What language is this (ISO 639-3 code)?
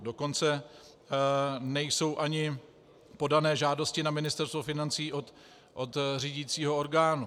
ces